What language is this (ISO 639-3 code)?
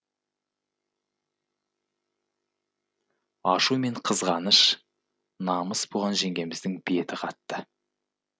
kaz